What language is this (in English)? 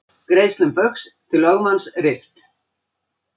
Icelandic